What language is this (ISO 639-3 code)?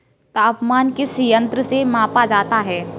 hin